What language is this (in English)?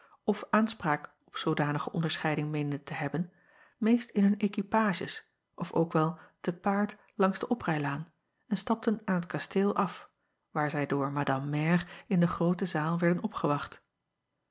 Dutch